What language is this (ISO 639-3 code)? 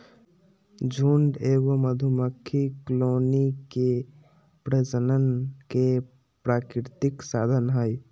mag